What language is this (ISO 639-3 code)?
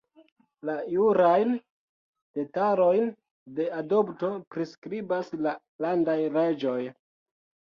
epo